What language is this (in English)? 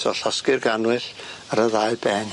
Welsh